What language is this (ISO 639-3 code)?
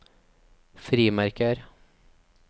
nor